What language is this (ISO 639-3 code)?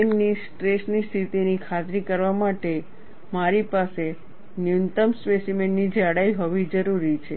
guj